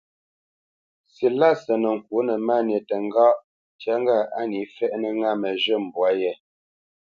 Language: Bamenyam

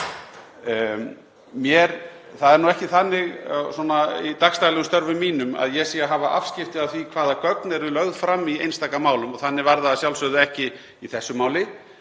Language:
Icelandic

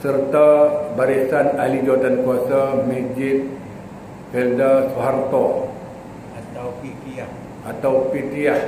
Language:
Malay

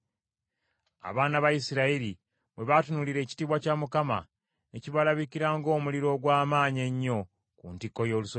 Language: Ganda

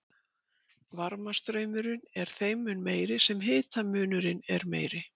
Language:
Icelandic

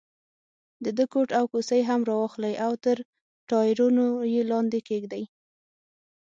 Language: Pashto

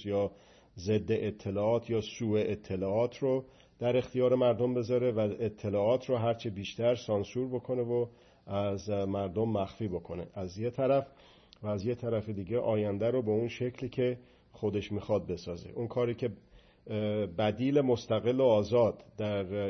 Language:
Persian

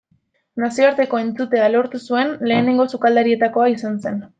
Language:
Basque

